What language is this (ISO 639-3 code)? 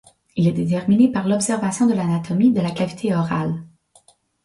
fra